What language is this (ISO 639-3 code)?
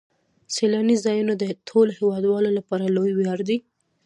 pus